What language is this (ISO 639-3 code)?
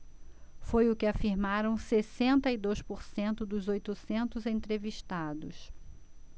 por